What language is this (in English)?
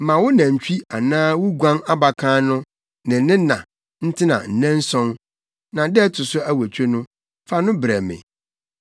Akan